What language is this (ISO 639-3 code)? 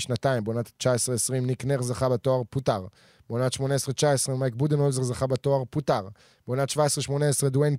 heb